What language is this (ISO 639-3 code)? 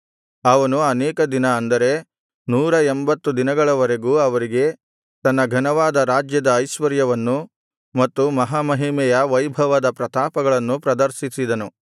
kan